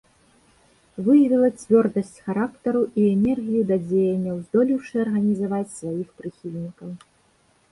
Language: Belarusian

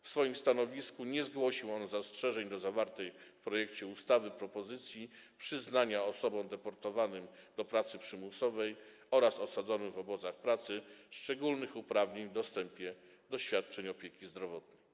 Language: Polish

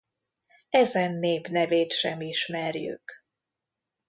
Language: Hungarian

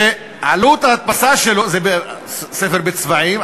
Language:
Hebrew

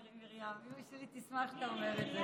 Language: Hebrew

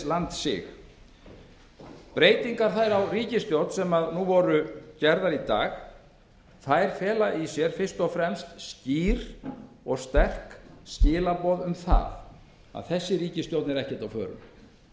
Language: Icelandic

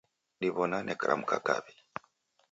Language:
Taita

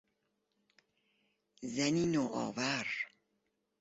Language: Persian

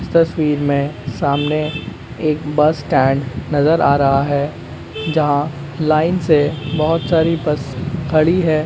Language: Magahi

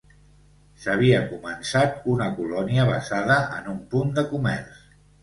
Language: Catalan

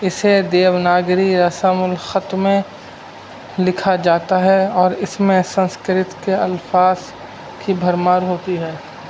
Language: Urdu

